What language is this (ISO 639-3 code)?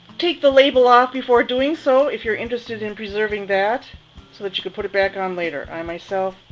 eng